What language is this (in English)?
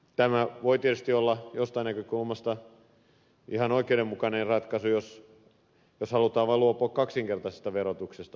Finnish